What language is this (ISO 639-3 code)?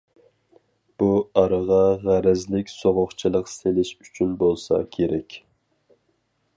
uig